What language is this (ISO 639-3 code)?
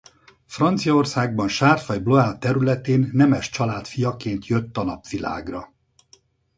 hun